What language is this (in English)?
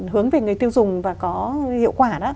Vietnamese